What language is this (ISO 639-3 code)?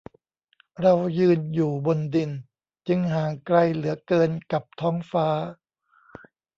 tha